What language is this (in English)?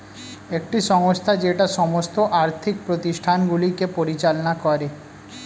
Bangla